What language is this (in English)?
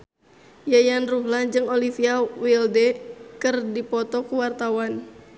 Sundanese